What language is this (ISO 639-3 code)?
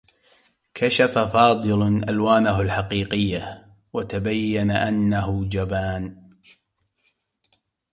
ara